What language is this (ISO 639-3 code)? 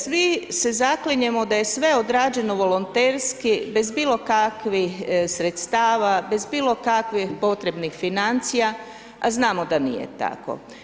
hrv